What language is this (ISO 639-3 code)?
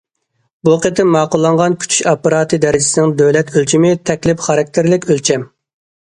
uig